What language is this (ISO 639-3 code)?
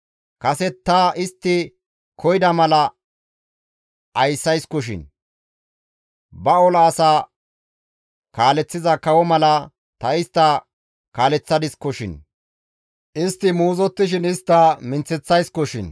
gmv